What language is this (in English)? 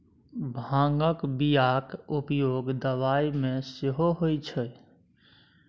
Maithili